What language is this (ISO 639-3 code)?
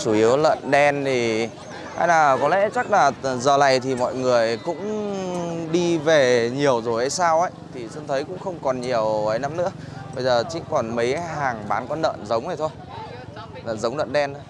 vie